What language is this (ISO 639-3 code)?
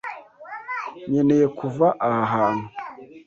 kin